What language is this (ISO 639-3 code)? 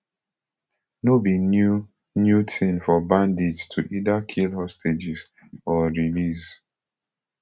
pcm